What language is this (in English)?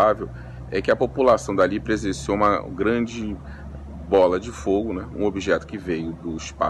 Portuguese